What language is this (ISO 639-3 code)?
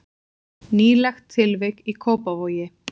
isl